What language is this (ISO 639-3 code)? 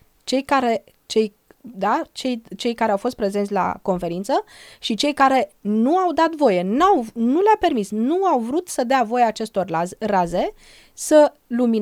ron